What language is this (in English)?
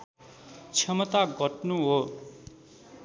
Nepali